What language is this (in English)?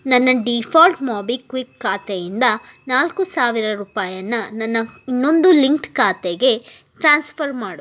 Kannada